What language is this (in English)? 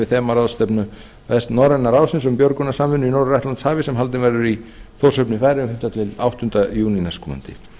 Icelandic